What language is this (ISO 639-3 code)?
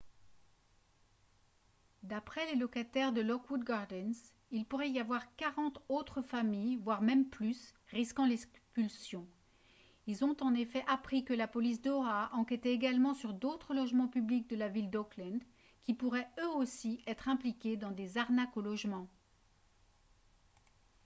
fra